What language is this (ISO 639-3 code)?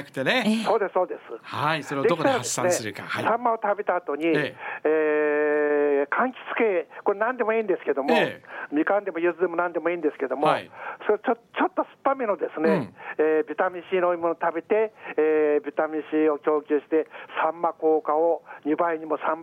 jpn